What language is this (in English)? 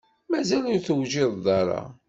Kabyle